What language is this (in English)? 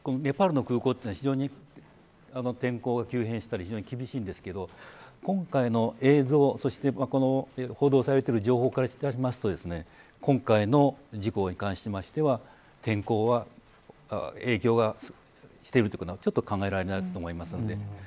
Japanese